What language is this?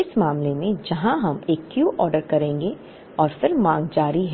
Hindi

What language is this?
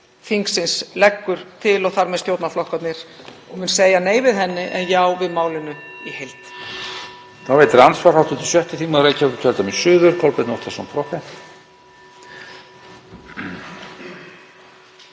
Icelandic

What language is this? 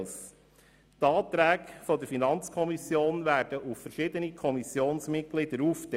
Swiss German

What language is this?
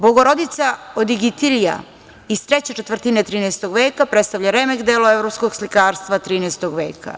Serbian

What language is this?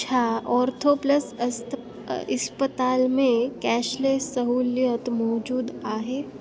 Sindhi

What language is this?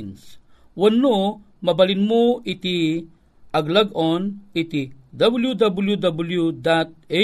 Filipino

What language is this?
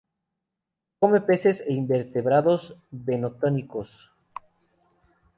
Spanish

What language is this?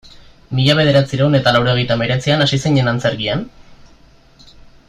Basque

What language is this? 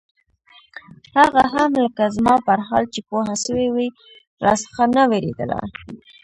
Pashto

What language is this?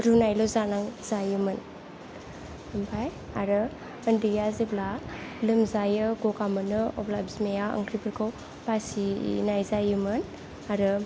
Bodo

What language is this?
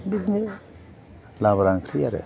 Bodo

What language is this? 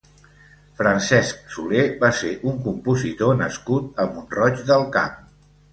Catalan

